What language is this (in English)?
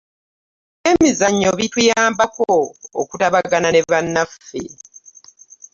Ganda